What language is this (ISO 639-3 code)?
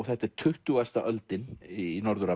isl